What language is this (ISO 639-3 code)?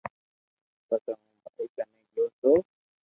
lrk